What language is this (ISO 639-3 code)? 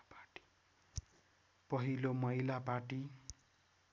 nep